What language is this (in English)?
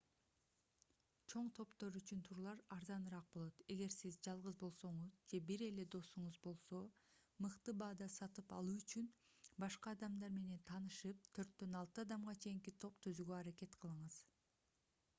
Kyrgyz